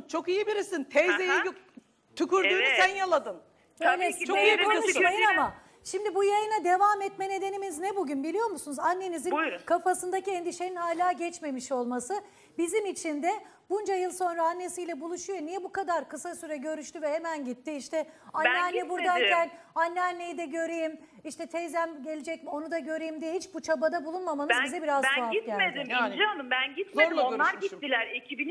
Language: Turkish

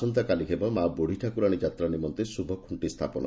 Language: Odia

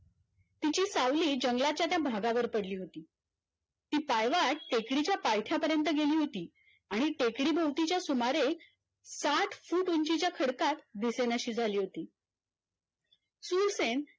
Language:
Marathi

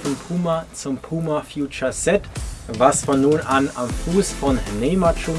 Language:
German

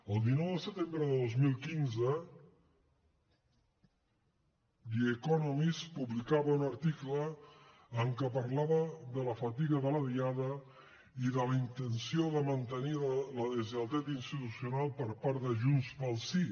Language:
Catalan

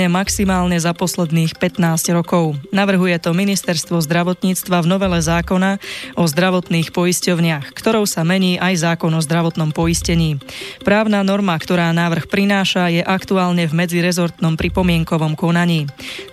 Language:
Slovak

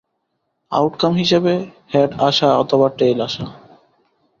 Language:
Bangla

